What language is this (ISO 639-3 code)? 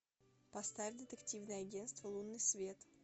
rus